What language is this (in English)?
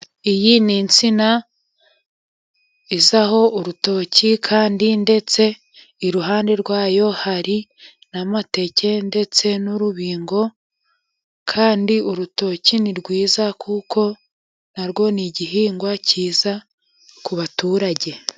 Kinyarwanda